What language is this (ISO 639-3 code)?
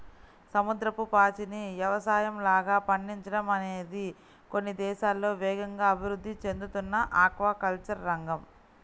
tel